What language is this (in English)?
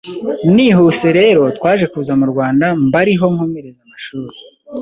Kinyarwanda